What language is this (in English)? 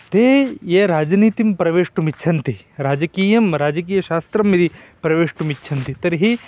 Sanskrit